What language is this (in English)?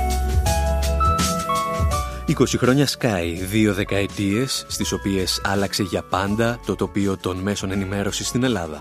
Greek